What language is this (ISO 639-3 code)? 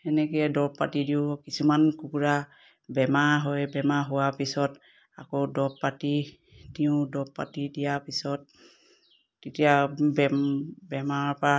asm